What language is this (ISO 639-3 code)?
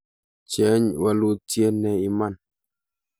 kln